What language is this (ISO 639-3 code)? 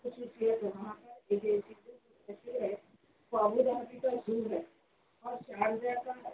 urd